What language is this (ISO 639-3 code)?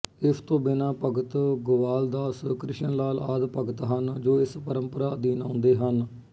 pan